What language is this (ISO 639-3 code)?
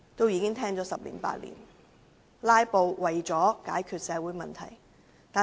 yue